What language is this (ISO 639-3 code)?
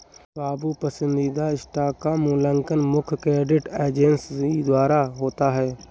hin